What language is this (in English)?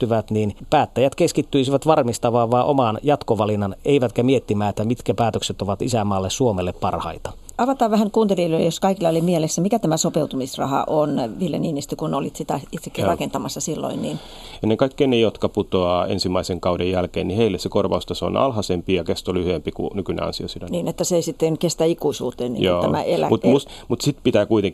Finnish